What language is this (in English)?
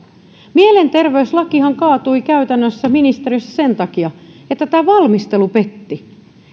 Finnish